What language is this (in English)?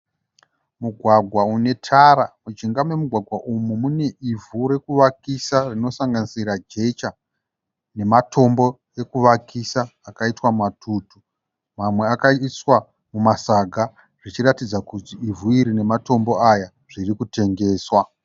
Shona